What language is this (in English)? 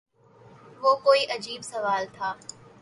Urdu